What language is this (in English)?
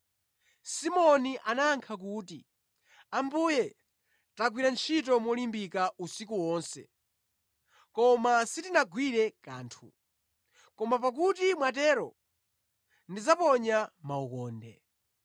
Nyanja